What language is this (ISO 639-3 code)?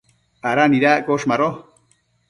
mcf